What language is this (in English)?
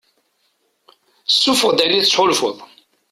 Kabyle